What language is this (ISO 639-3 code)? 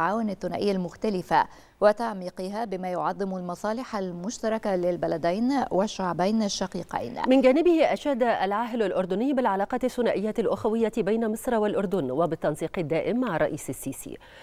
ara